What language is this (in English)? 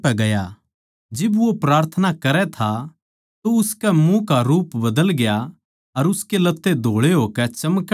Haryanvi